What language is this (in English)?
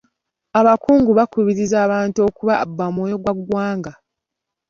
Ganda